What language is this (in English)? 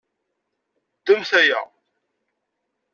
Kabyle